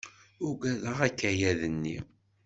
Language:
Kabyle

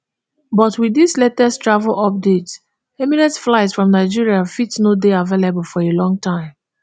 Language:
Nigerian Pidgin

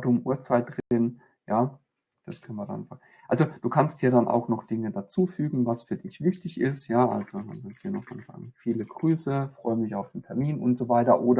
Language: German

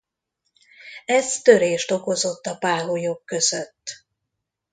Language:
Hungarian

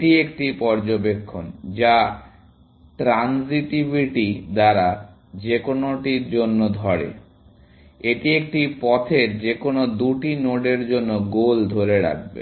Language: Bangla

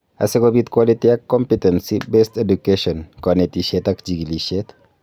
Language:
Kalenjin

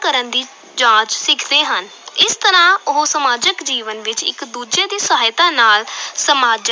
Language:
Punjabi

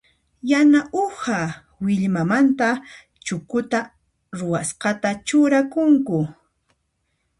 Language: Puno Quechua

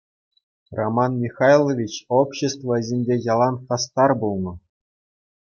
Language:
Chuvash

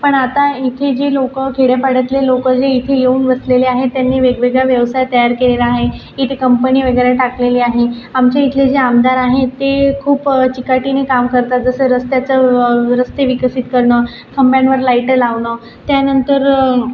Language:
Marathi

